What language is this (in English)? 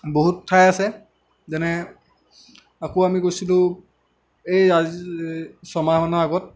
Assamese